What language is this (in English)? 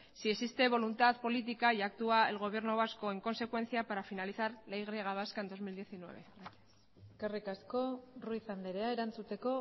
Spanish